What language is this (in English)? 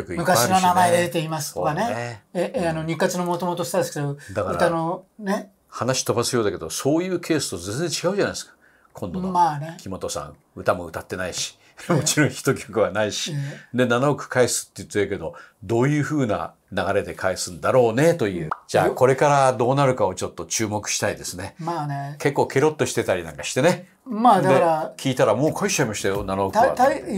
Japanese